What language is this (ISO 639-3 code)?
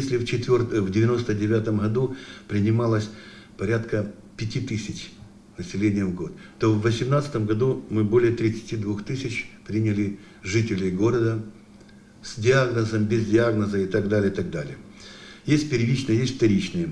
rus